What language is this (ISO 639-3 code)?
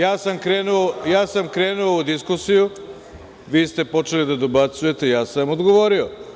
srp